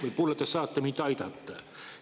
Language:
Estonian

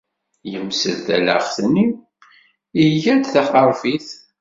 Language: Kabyle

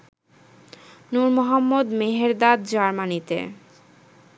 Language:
Bangla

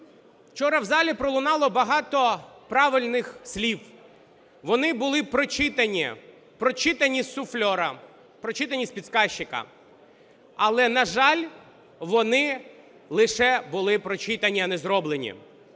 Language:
Ukrainian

